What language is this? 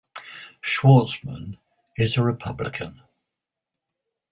English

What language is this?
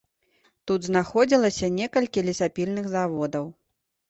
Belarusian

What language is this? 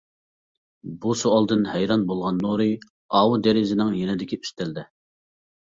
Uyghur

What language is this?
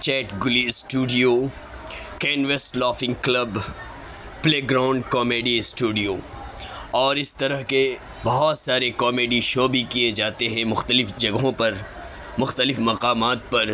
Urdu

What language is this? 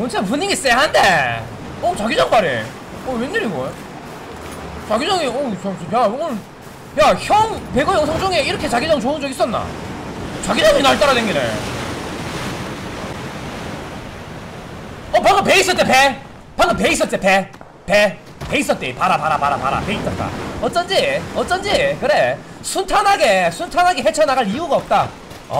Korean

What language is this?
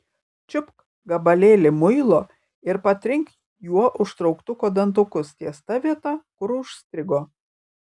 Lithuanian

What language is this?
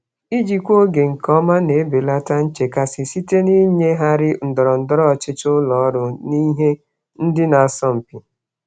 Igbo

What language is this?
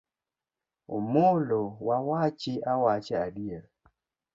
Luo (Kenya and Tanzania)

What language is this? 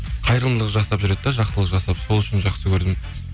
Kazakh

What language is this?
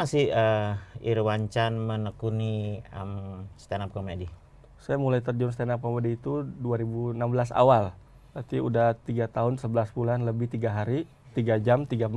Indonesian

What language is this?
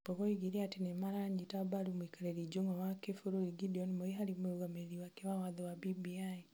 Kikuyu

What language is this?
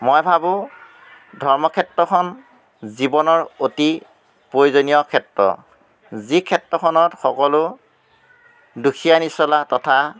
Assamese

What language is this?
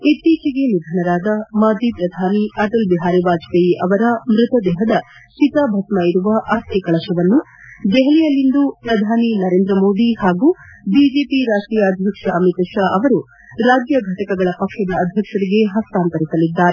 Kannada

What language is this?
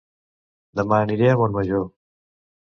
Catalan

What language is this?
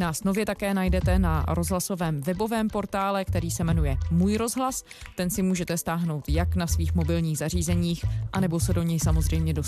Czech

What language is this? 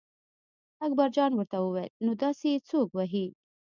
Pashto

